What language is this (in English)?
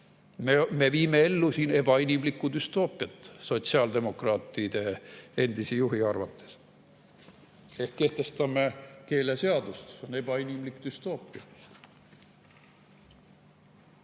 Estonian